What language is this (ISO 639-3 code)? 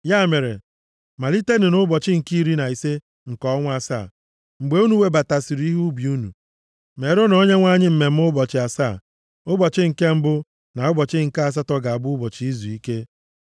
ibo